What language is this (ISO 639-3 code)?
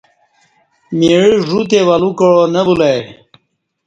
bsh